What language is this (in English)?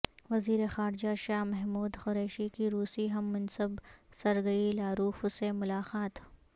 Urdu